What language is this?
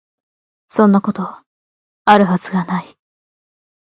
Japanese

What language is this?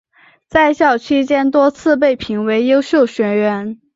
Chinese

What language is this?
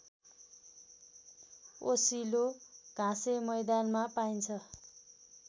Nepali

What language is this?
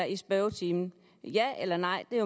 Danish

